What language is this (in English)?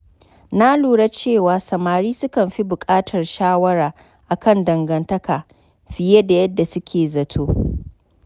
Hausa